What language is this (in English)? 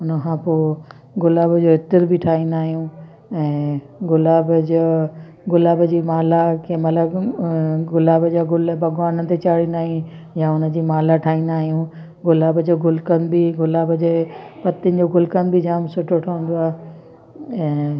Sindhi